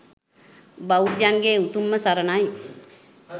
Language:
Sinhala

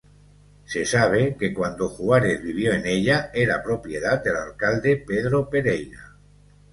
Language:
Spanish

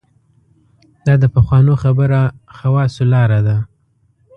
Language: Pashto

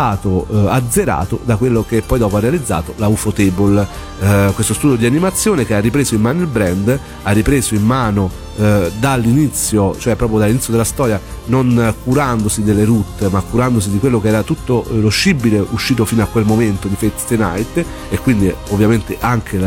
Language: Italian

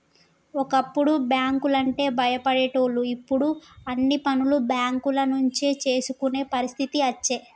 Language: Telugu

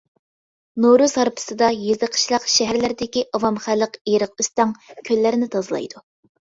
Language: Uyghur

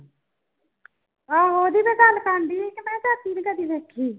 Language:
Punjabi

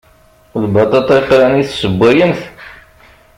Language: Kabyle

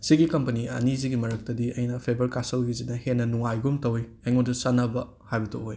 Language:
Manipuri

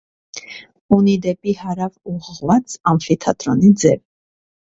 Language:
Armenian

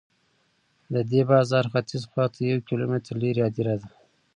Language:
Pashto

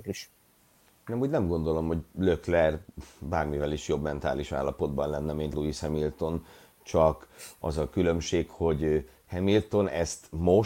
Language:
Hungarian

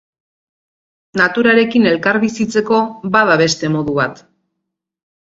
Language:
Basque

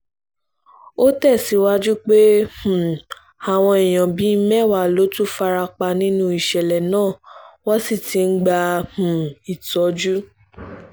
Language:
Yoruba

